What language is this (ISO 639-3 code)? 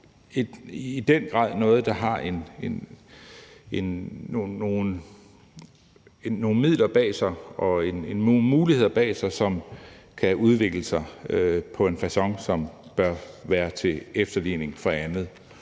dan